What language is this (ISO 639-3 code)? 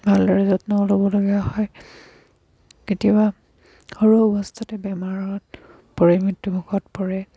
asm